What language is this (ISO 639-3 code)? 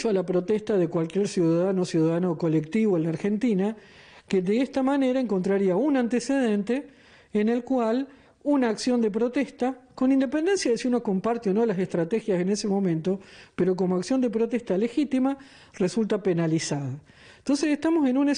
spa